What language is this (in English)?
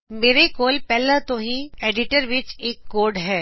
Punjabi